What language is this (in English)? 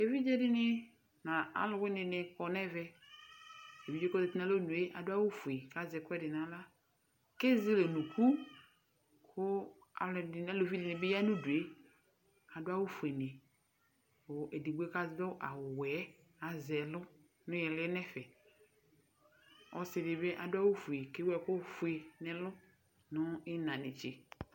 Ikposo